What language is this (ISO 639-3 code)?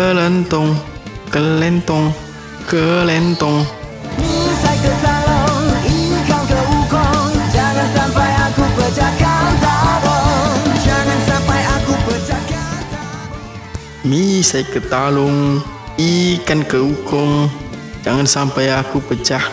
ind